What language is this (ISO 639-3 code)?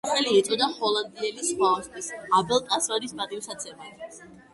kat